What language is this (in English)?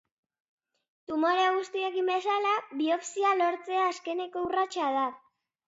Basque